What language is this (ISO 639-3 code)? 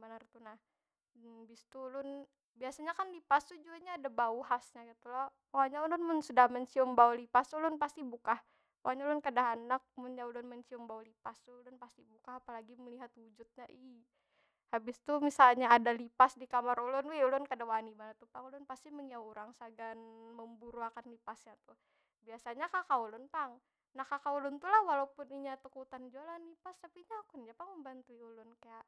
bjn